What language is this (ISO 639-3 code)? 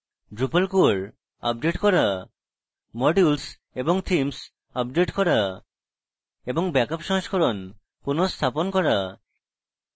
ben